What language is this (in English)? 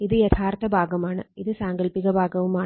Malayalam